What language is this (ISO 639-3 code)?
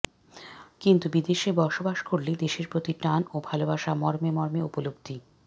ben